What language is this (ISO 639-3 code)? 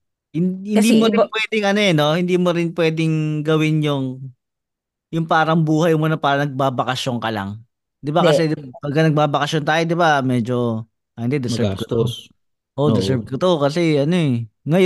fil